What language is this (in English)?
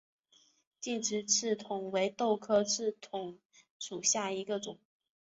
Chinese